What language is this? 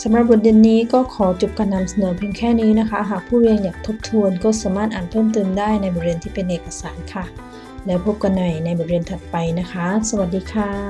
Thai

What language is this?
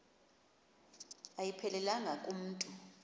Xhosa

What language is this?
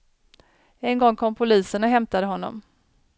Swedish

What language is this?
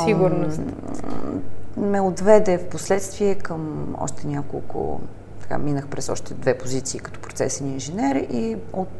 Bulgarian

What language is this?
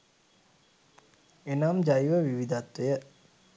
Sinhala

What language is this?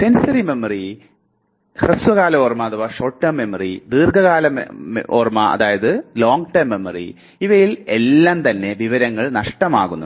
Malayalam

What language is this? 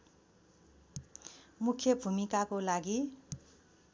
Nepali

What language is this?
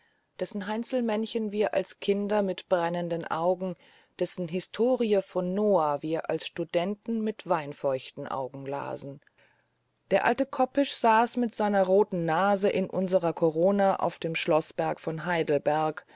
German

